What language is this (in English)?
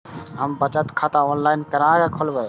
Maithili